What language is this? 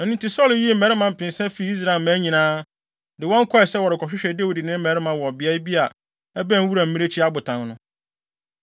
Akan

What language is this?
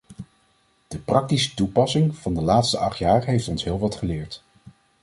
Dutch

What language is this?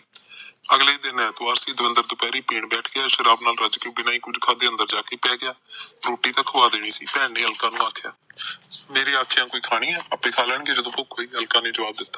Punjabi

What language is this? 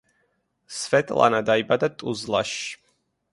Georgian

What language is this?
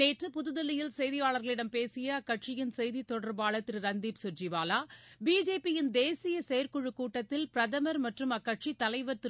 Tamil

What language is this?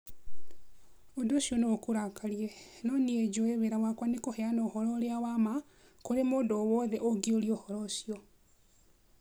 Kikuyu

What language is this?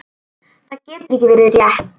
Icelandic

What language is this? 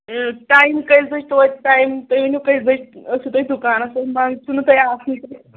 Kashmiri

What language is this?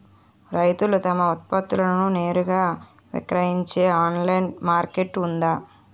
Telugu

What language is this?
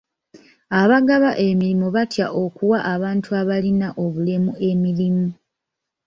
Ganda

